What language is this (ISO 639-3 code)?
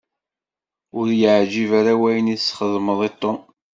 kab